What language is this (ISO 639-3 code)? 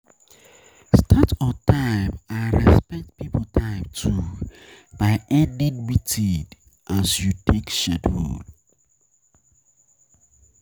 pcm